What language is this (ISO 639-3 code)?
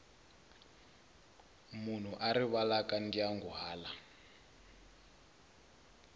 tso